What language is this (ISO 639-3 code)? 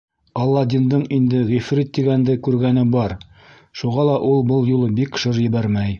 bak